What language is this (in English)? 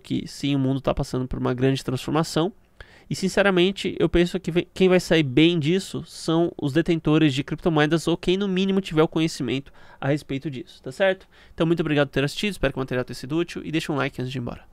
Portuguese